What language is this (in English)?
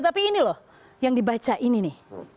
Indonesian